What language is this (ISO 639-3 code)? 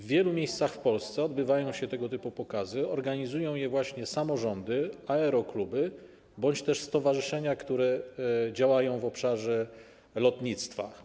pol